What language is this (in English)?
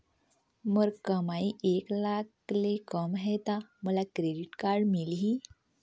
Chhattisgarhi